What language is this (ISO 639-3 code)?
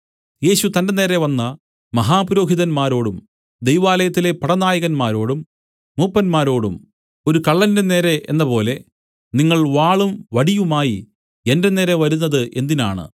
mal